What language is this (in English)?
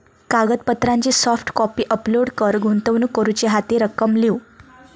Marathi